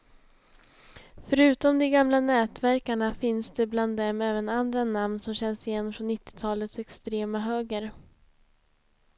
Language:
Swedish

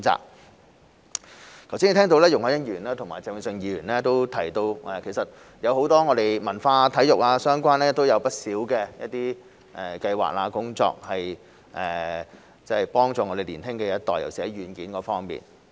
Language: Cantonese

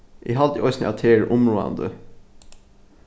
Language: Faroese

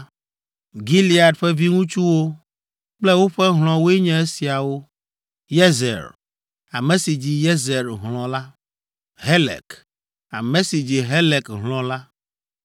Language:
Ewe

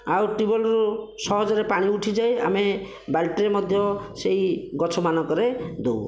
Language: Odia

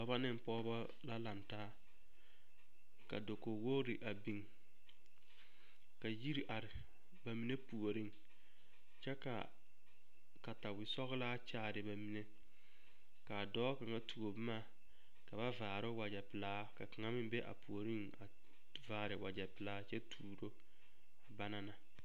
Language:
Southern Dagaare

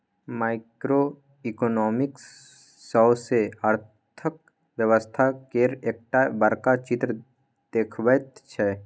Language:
Maithili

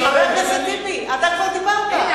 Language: Hebrew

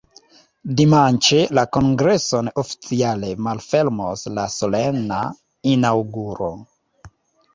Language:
Esperanto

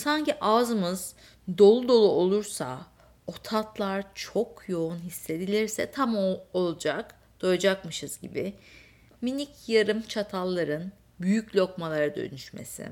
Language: Turkish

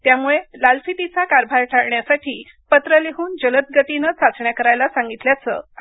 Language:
Marathi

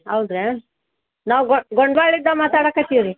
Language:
Kannada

